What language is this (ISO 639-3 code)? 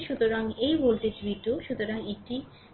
ben